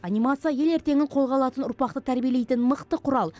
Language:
Kazakh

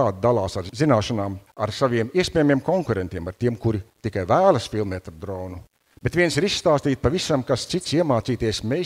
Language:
Latvian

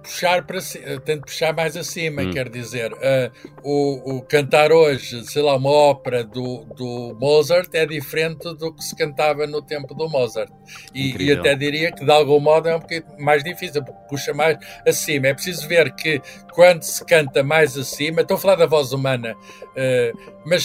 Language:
Portuguese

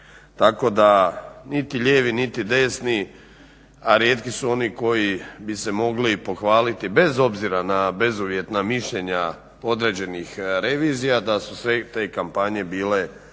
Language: Croatian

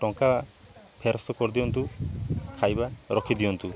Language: Odia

